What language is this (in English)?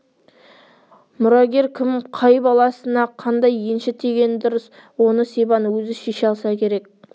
Kazakh